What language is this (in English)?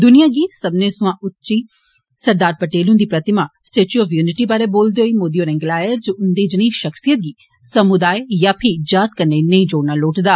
Dogri